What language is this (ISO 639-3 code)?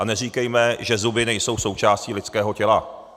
ces